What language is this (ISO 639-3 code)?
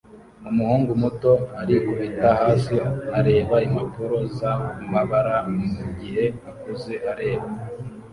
kin